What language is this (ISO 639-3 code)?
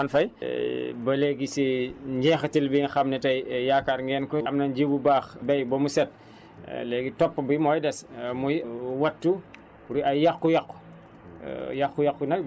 wol